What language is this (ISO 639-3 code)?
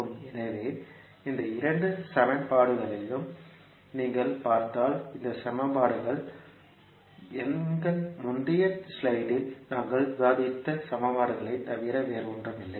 tam